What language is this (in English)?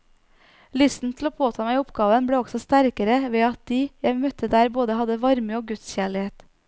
Norwegian